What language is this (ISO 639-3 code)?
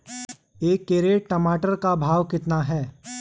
hin